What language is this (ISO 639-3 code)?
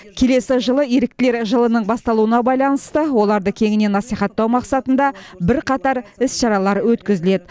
kaz